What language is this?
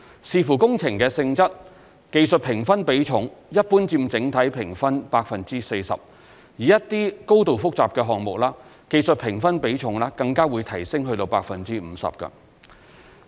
Cantonese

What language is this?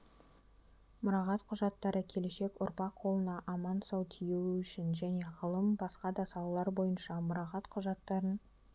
Kazakh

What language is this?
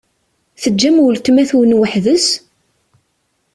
Kabyle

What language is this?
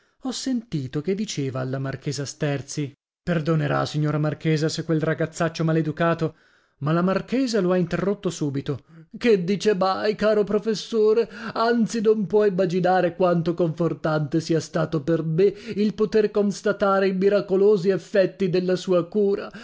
Italian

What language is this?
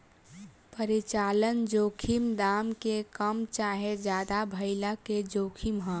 Bhojpuri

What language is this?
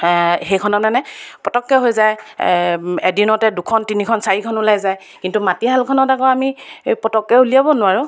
Assamese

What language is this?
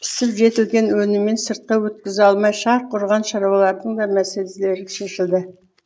Kazakh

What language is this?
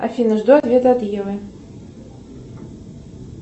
Russian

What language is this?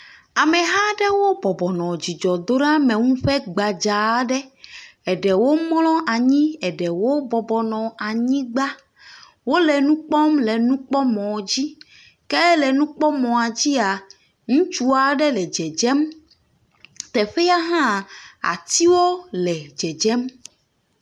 Ewe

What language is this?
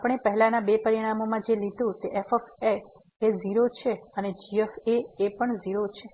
Gujarati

